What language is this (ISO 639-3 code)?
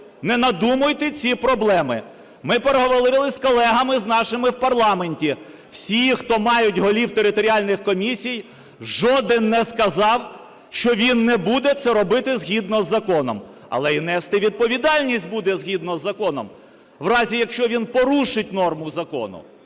ukr